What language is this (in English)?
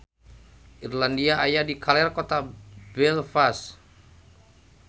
Sundanese